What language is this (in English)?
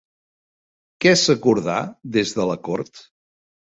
Catalan